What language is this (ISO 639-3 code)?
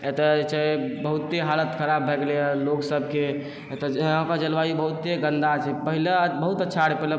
mai